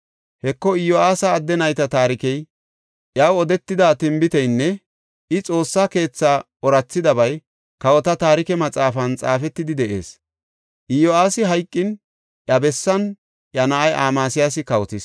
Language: Gofa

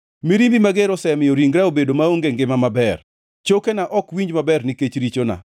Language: Luo (Kenya and Tanzania)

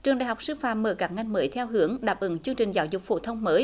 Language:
Vietnamese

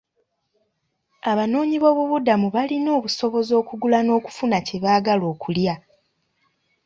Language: Ganda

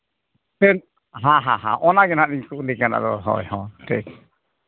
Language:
Santali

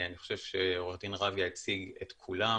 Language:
Hebrew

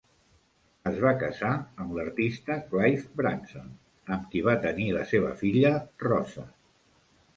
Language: Catalan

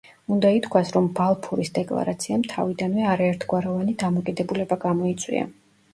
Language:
Georgian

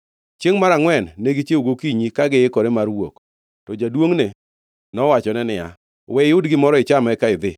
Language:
Luo (Kenya and Tanzania)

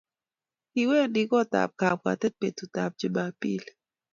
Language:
Kalenjin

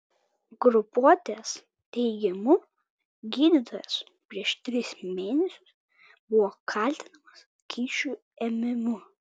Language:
Lithuanian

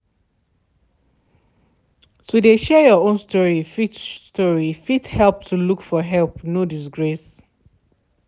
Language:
Nigerian Pidgin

